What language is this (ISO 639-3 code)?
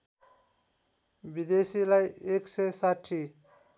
nep